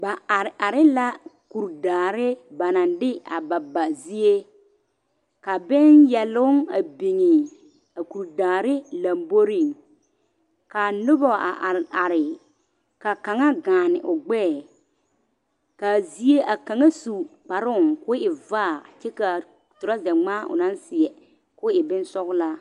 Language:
Southern Dagaare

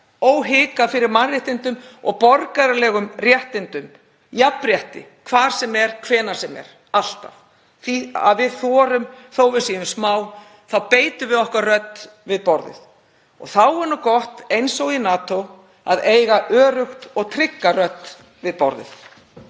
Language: Icelandic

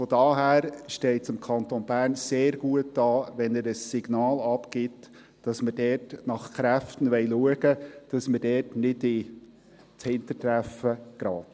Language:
Swiss German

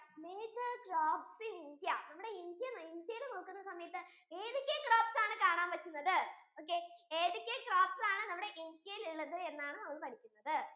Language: Malayalam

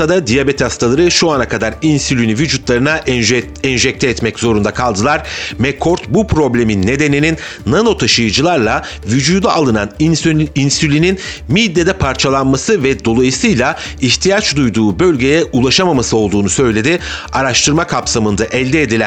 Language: Turkish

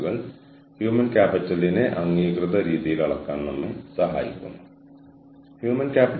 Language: Malayalam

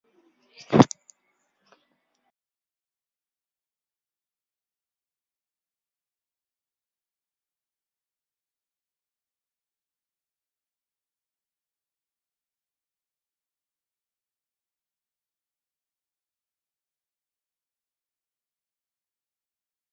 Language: English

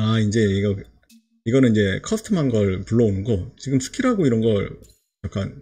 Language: Korean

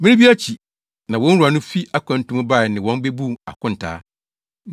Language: Akan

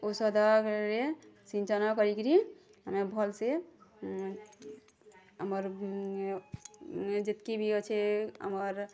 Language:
Odia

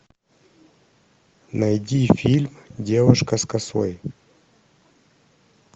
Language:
Russian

